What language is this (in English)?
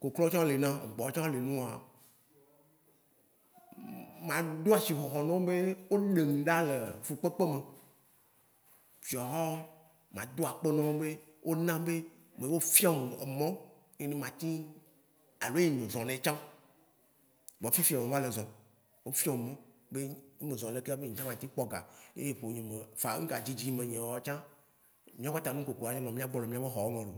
Waci Gbe